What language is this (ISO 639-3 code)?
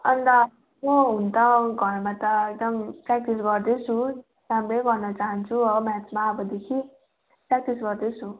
nep